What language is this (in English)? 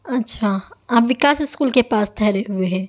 Urdu